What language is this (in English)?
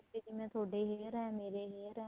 Punjabi